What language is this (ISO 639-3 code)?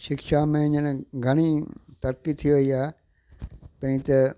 snd